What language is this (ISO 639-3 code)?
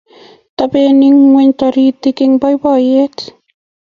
kln